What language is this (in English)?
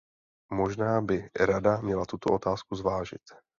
Czech